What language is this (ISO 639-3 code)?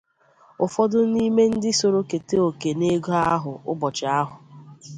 ibo